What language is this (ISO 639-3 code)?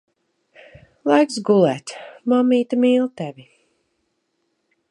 lav